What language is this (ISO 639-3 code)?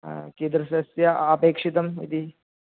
san